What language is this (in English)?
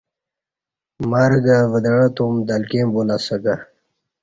Kati